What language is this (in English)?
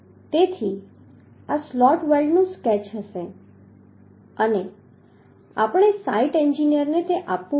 Gujarati